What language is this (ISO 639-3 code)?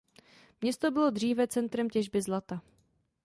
ces